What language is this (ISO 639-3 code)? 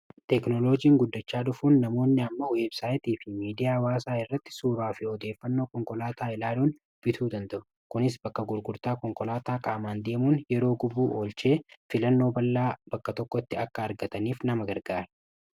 orm